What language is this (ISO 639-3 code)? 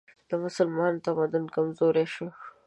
pus